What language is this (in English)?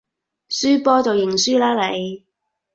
Cantonese